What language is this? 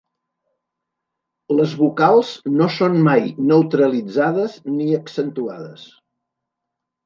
Catalan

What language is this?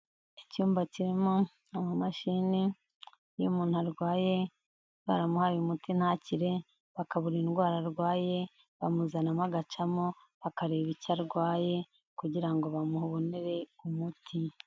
Kinyarwanda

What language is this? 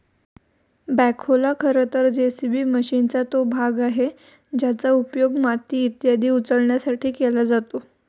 Marathi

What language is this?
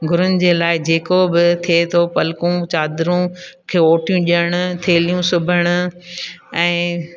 Sindhi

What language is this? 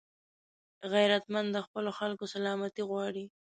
Pashto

